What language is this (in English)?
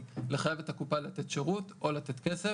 Hebrew